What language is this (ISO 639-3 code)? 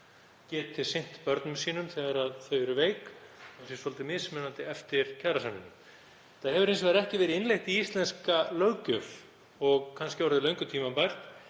isl